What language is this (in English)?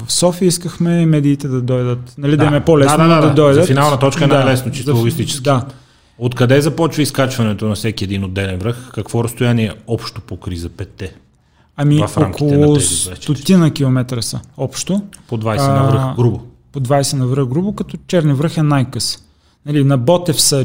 Bulgarian